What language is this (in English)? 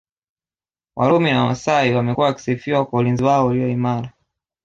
Swahili